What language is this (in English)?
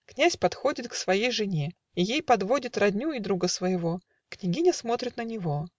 Russian